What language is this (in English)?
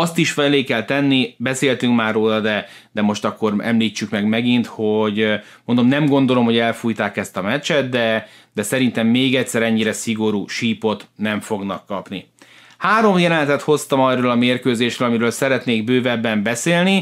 Hungarian